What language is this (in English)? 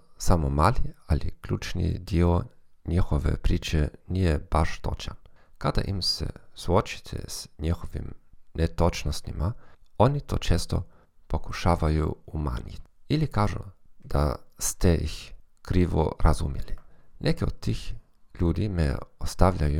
Croatian